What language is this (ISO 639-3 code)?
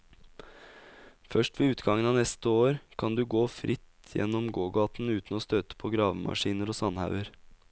nor